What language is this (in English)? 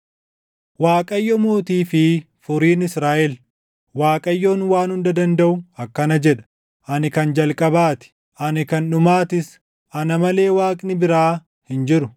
Oromo